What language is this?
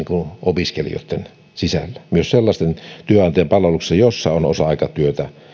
Finnish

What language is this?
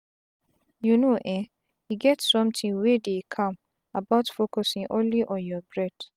Nigerian Pidgin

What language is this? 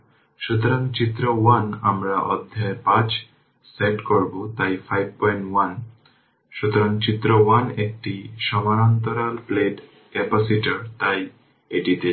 Bangla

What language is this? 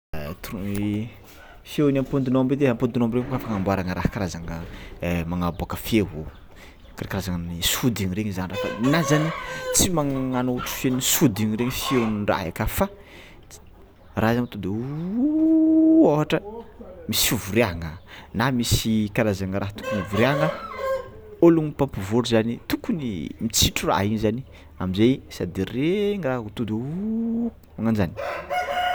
Tsimihety Malagasy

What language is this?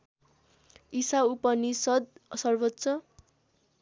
Nepali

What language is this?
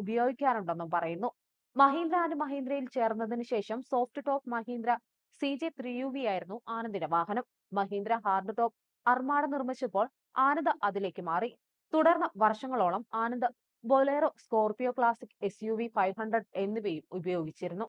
Malayalam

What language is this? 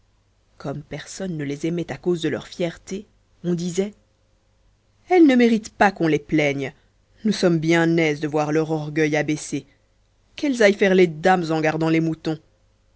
French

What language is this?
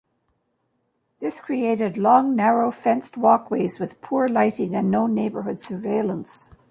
English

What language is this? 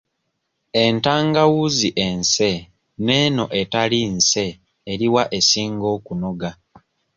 Ganda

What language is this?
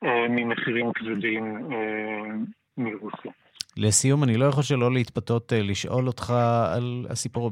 Hebrew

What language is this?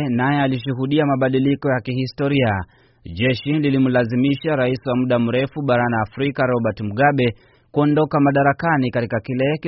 Swahili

